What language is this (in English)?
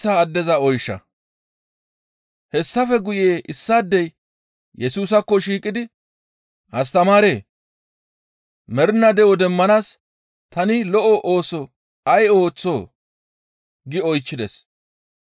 Gamo